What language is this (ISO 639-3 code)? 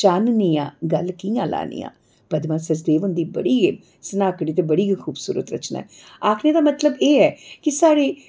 doi